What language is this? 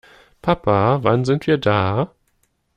German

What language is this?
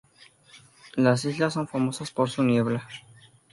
Spanish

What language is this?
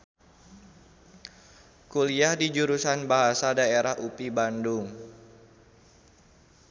Sundanese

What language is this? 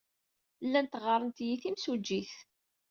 Kabyle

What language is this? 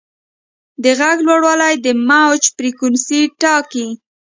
Pashto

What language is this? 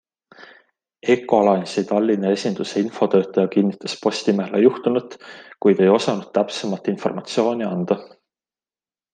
Estonian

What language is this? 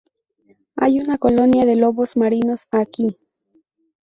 Spanish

